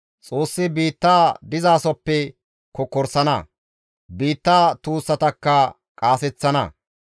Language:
Gamo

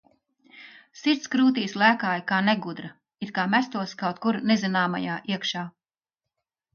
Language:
Latvian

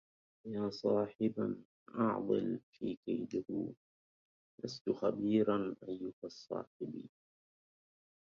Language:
Arabic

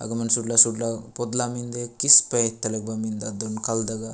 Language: Gondi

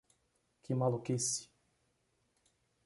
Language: Portuguese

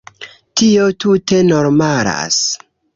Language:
Esperanto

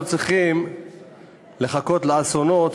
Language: Hebrew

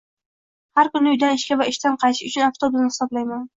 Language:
Uzbek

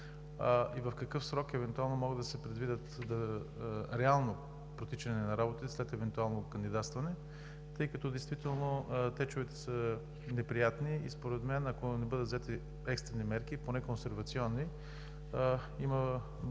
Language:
Bulgarian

